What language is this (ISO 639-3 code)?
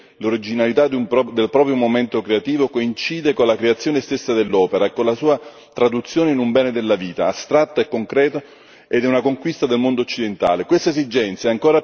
ita